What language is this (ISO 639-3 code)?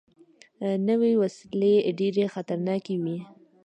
pus